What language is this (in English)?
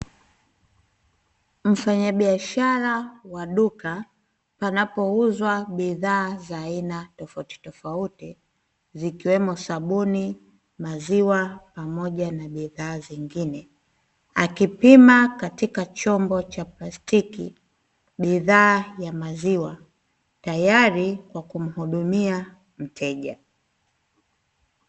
Swahili